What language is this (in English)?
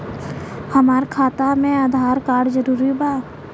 Bhojpuri